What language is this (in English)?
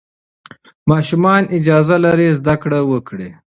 Pashto